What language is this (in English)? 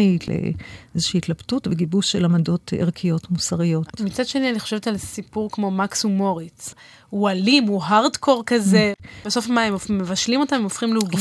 Hebrew